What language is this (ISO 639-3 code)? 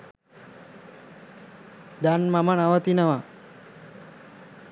sin